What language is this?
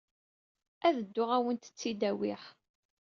Kabyle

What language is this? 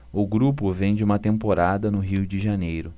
Portuguese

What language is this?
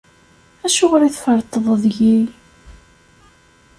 Kabyle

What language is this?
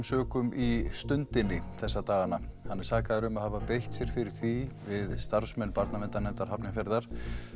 Icelandic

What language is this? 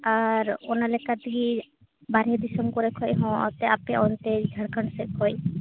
Santali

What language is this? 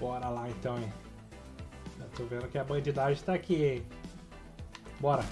Portuguese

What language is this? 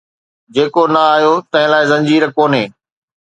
Sindhi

